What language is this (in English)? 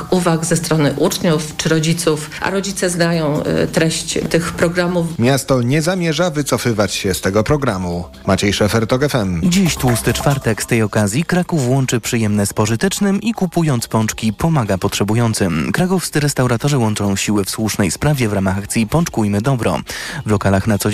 Polish